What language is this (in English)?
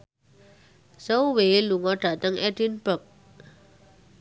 Javanese